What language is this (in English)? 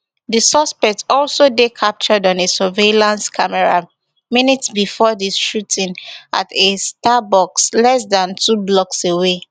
Nigerian Pidgin